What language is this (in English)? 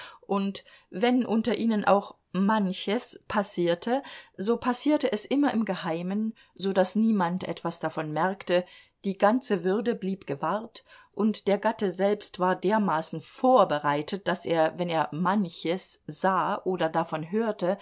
German